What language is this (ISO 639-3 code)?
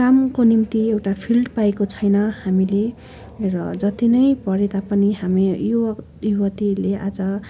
nep